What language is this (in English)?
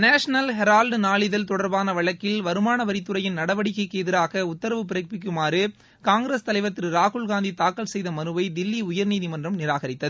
Tamil